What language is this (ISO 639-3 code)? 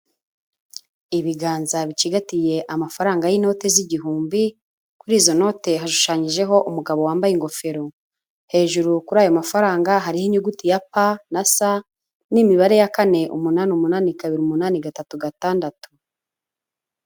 kin